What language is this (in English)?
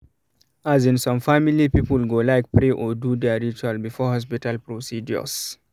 Nigerian Pidgin